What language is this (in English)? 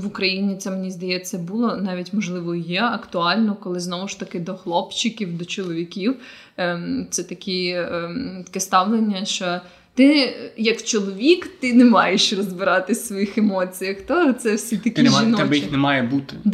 Ukrainian